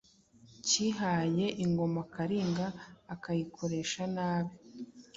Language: Kinyarwanda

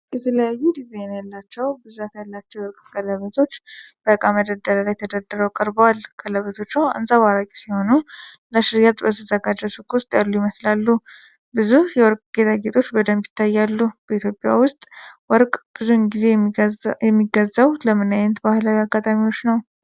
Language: Amharic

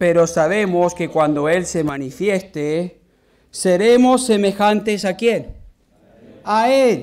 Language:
Spanish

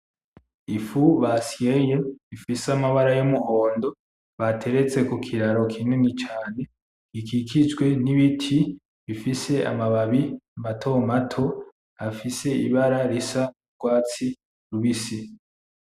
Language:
Rundi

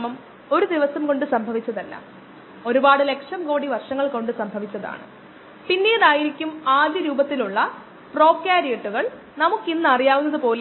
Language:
Malayalam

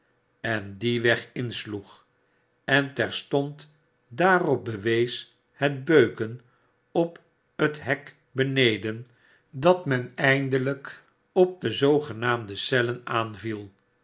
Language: Dutch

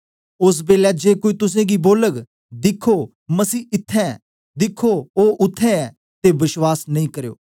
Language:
Dogri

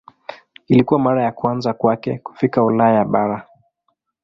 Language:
Swahili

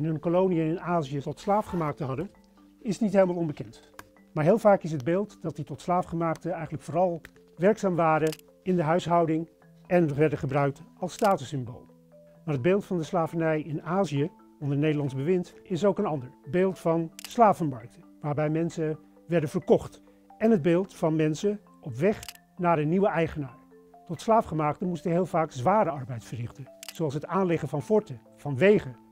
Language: Dutch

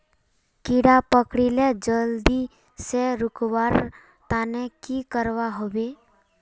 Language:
Magahi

